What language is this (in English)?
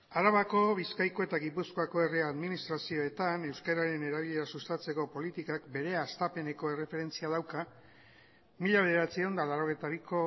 Basque